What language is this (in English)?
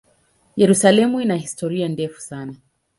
Swahili